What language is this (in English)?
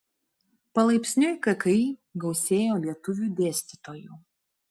Lithuanian